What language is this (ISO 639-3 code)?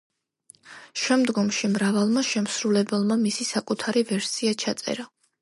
kat